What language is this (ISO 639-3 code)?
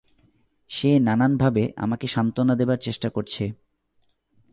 ben